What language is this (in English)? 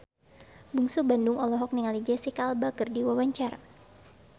Sundanese